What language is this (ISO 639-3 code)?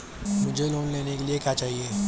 hin